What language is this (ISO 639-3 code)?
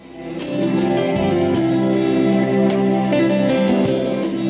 ben